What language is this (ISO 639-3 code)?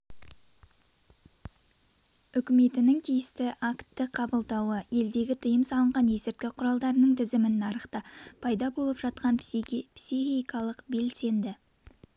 kaz